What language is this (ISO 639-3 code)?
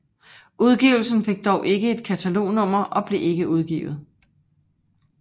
dan